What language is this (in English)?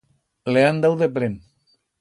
Aragonese